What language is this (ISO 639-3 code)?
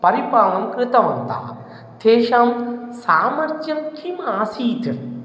san